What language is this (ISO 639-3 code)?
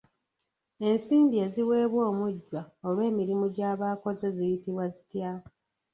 lug